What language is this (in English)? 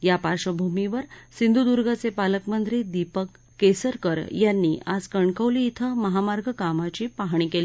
Marathi